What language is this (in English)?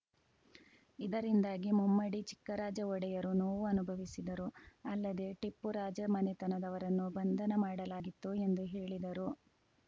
Kannada